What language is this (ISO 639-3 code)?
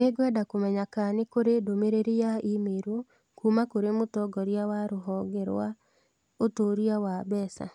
kik